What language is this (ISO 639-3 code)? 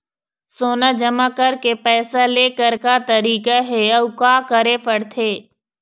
hne